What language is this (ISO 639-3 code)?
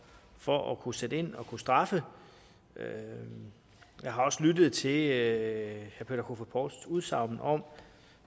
dan